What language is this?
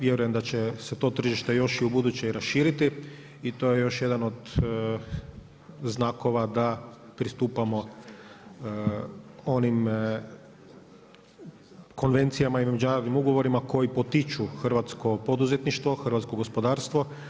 Croatian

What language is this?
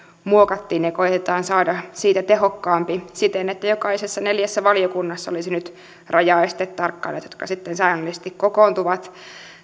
Finnish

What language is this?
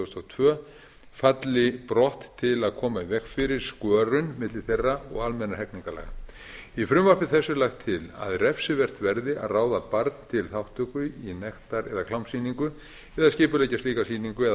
Icelandic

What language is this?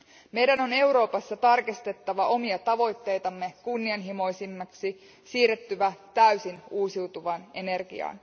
Finnish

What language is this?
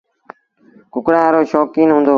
Sindhi Bhil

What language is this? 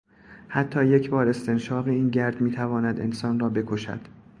Persian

